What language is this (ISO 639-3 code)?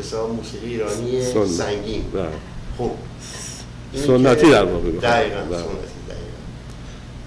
fas